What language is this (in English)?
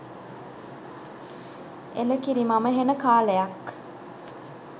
Sinhala